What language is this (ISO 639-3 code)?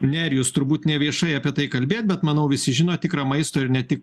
lit